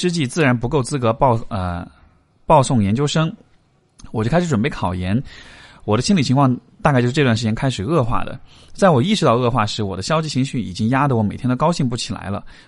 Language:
Chinese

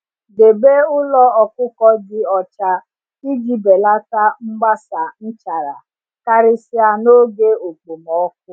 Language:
Igbo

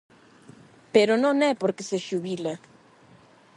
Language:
Galician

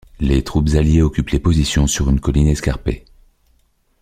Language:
French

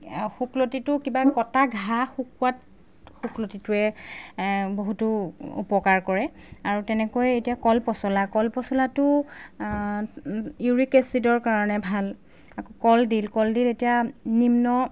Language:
Assamese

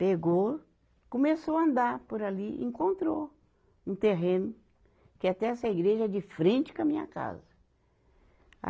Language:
Portuguese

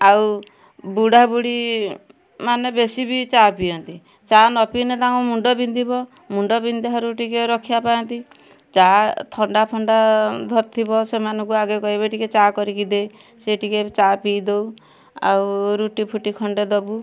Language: Odia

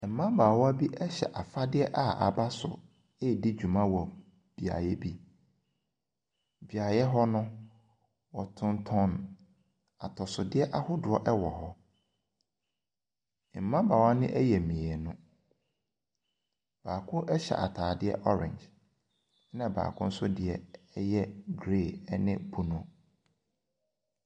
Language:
Akan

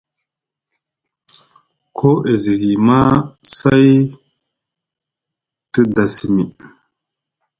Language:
Musgu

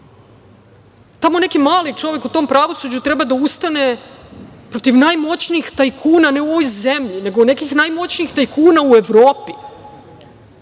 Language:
Serbian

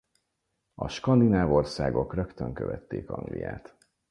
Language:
Hungarian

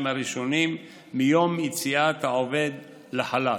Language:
Hebrew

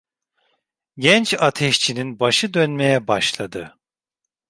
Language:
Turkish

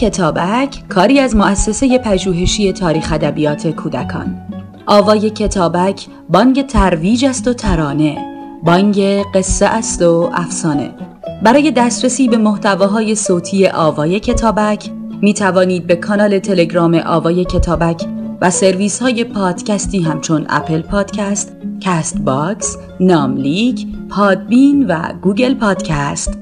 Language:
Persian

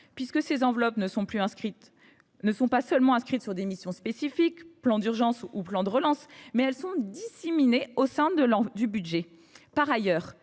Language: French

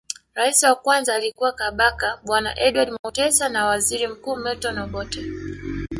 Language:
Swahili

